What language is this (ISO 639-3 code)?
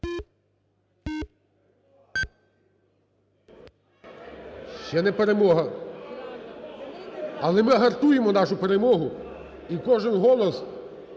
ukr